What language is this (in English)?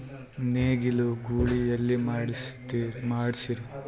Kannada